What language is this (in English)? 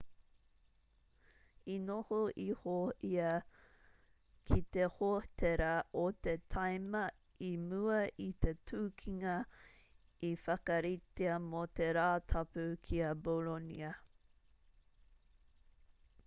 Māori